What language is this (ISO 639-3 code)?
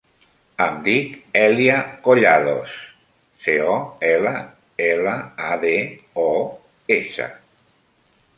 cat